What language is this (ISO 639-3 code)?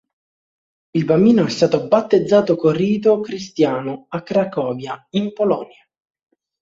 ita